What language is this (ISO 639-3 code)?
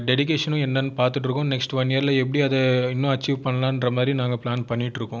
tam